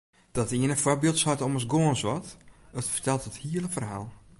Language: Western Frisian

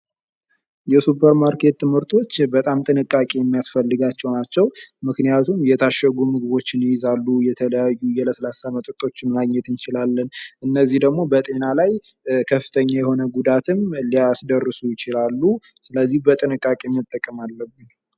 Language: Amharic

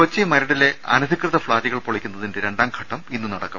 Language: Malayalam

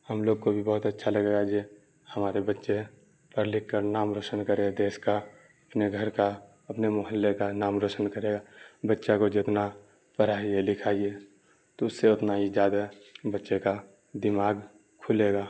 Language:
Urdu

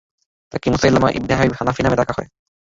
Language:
Bangla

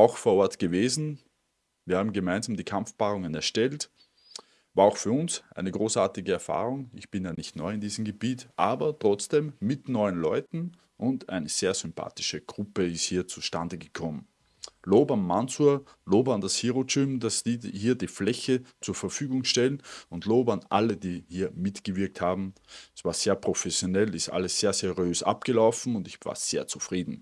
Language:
German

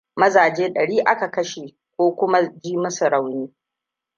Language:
Hausa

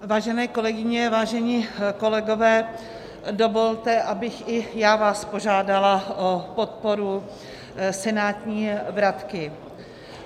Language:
Czech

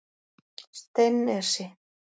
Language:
Icelandic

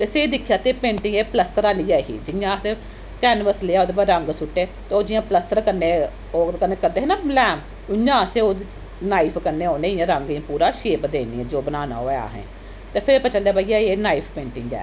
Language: Dogri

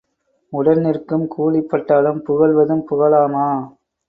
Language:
Tamil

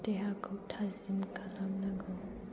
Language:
Bodo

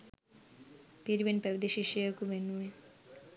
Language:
Sinhala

